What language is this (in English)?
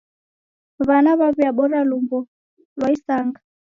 Taita